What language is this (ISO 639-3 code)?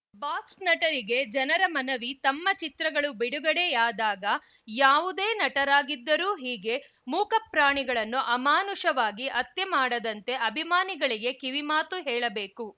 kan